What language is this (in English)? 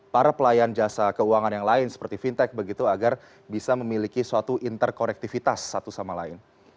Indonesian